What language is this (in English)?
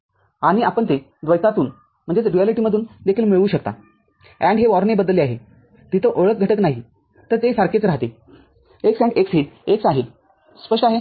Marathi